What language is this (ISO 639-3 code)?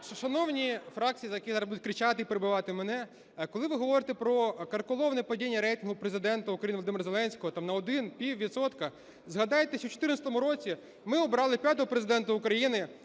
ukr